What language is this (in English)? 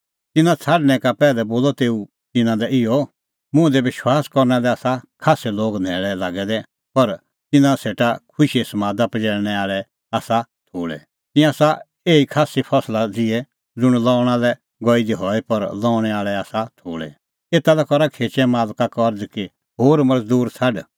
Kullu Pahari